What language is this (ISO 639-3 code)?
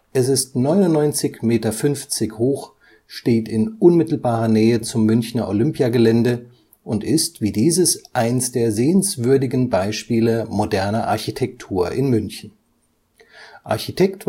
deu